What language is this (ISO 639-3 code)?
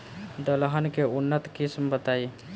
bho